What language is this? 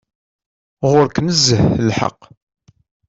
Kabyle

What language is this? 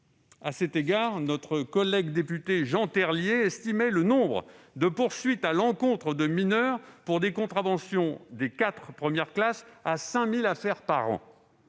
French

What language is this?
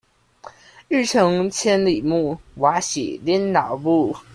Chinese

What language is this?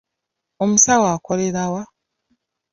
Ganda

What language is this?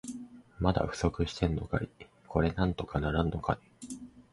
Japanese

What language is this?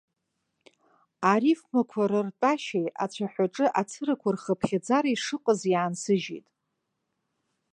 Abkhazian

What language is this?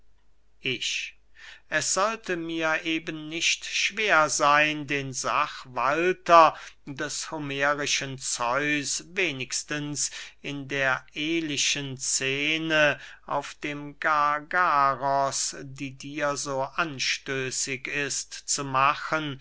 German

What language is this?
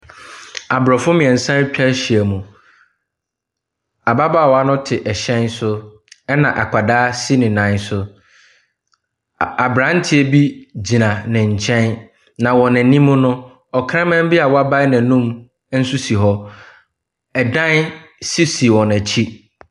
Akan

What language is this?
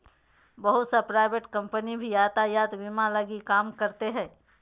Magahi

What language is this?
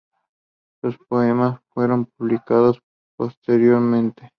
Spanish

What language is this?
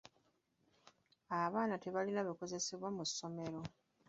Ganda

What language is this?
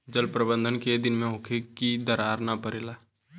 Bhojpuri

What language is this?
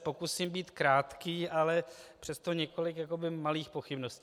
Czech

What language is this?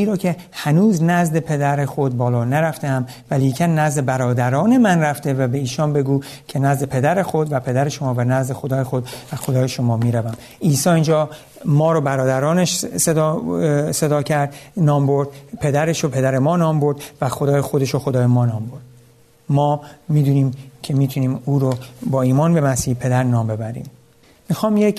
Persian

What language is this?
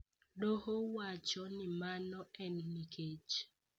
Luo (Kenya and Tanzania)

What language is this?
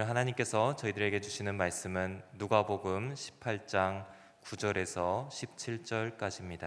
Korean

